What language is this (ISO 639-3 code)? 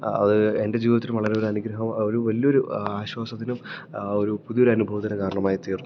mal